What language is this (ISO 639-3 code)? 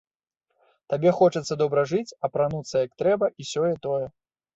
bel